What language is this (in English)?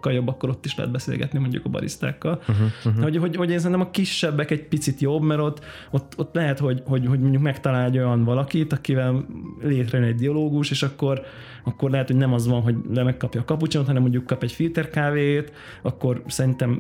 Hungarian